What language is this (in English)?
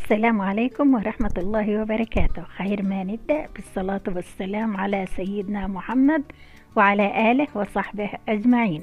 Arabic